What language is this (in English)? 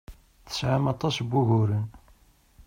Kabyle